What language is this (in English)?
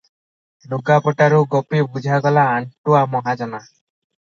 Odia